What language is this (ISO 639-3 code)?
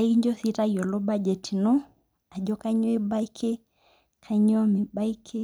mas